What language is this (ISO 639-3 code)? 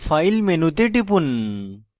ben